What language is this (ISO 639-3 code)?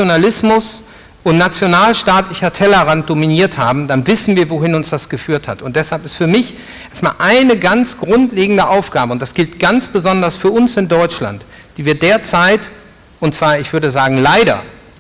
deu